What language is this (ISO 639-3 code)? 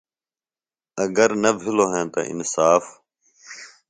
phl